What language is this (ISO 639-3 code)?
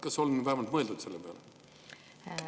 est